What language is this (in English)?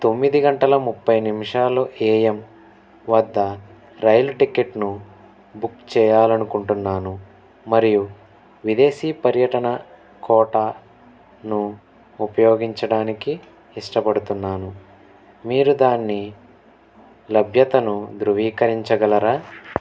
Telugu